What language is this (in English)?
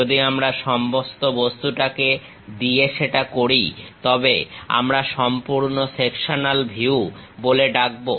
Bangla